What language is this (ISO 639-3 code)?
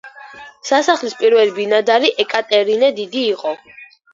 kat